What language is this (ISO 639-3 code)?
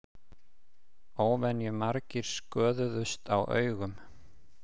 isl